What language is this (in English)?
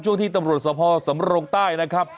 Thai